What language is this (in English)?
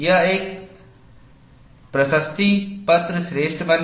Hindi